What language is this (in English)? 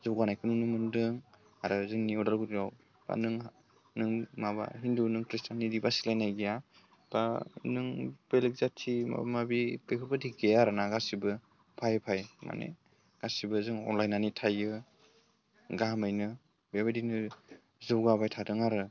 Bodo